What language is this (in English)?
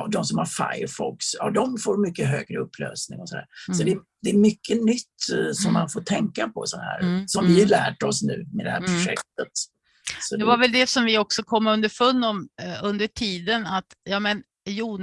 Swedish